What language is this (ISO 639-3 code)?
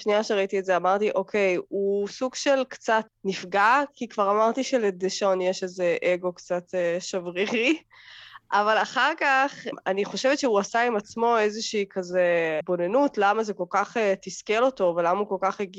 heb